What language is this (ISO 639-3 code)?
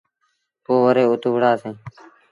sbn